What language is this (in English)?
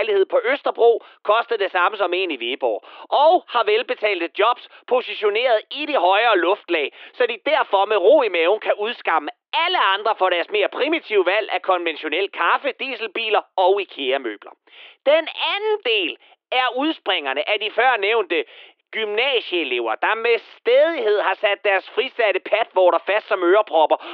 Danish